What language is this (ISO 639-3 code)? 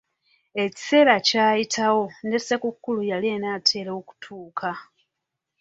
lug